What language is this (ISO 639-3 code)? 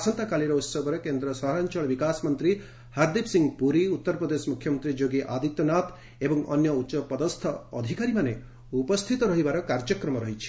ori